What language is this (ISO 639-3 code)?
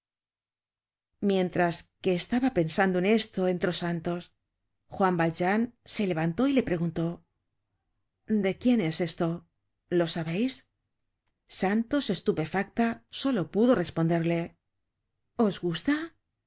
spa